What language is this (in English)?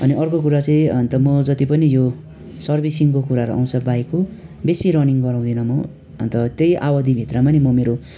Nepali